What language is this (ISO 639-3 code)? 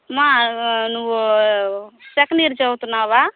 tel